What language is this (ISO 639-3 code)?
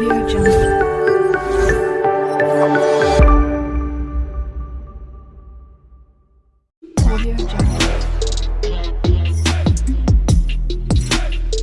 ind